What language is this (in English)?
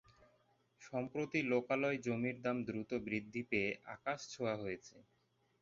Bangla